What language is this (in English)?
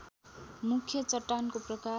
Nepali